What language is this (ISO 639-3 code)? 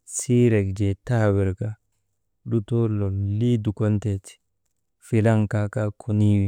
mde